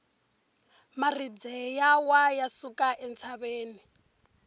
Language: Tsonga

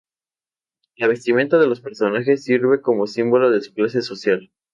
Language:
Spanish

